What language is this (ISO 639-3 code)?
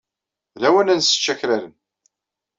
kab